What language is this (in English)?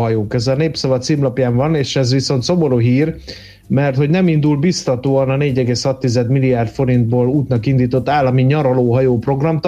Hungarian